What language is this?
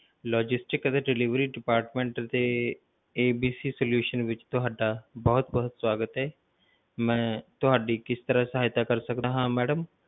Punjabi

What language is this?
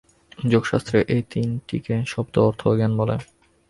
Bangla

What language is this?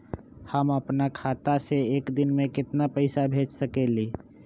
Magahi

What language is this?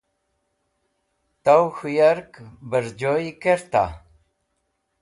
Wakhi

